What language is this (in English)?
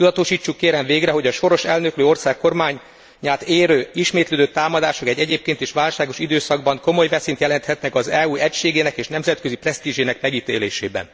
Hungarian